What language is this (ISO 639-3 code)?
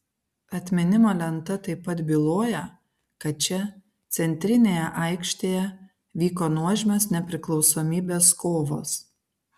lit